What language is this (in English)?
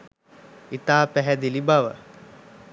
Sinhala